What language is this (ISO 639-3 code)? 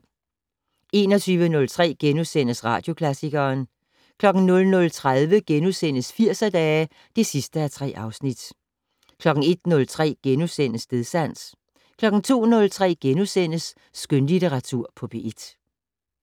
dan